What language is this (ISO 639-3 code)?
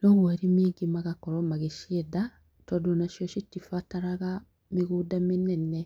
kik